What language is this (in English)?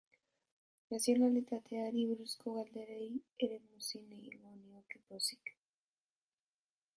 Basque